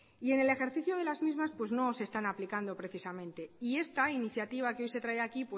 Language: Spanish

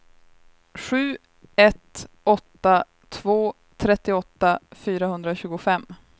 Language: Swedish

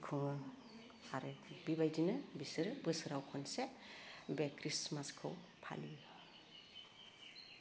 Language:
Bodo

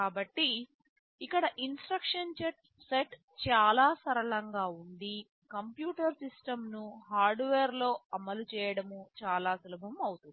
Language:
Telugu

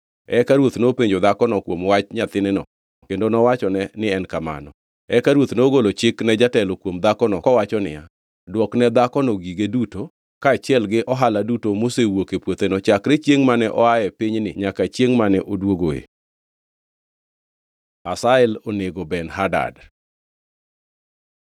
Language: Luo (Kenya and Tanzania)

